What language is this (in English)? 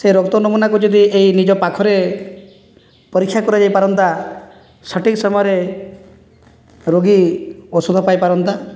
Odia